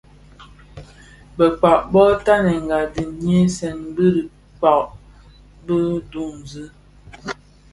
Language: Bafia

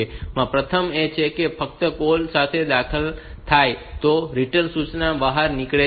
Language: Gujarati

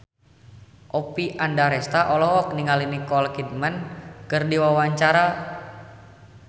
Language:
Sundanese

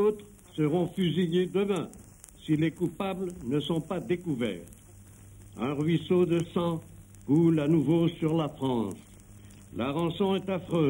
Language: French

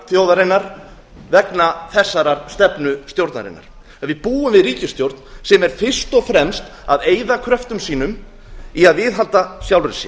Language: Icelandic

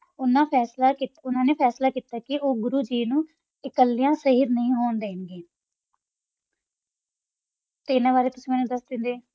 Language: Punjabi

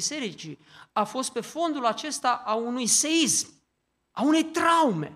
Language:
Romanian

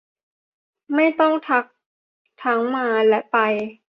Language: Thai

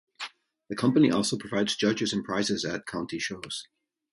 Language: English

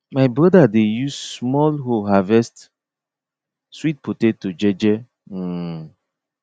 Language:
Nigerian Pidgin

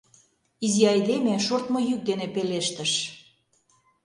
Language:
Mari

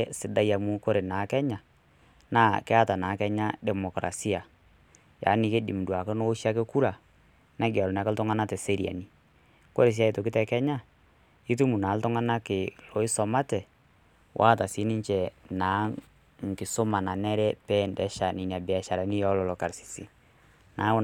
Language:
Masai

